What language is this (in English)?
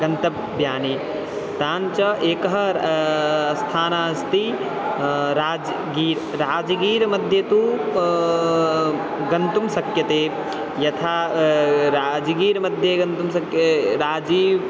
Sanskrit